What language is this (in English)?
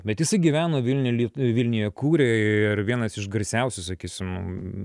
Lithuanian